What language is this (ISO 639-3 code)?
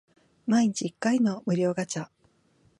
jpn